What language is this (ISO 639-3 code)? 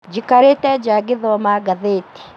kik